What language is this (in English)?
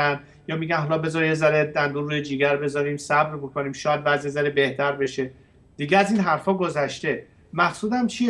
Persian